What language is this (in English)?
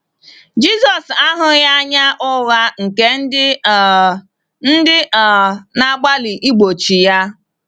Igbo